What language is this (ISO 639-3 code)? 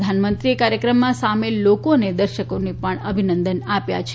guj